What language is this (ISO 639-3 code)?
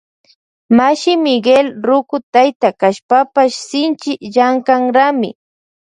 qvj